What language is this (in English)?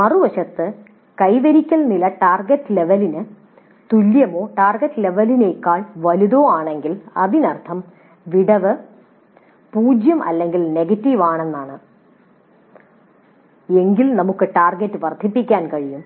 Malayalam